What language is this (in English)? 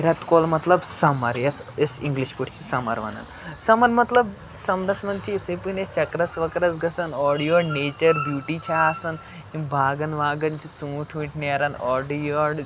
Kashmiri